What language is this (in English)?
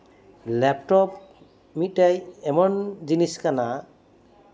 Santali